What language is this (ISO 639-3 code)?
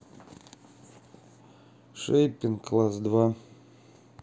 rus